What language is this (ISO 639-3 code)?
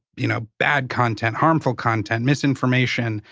eng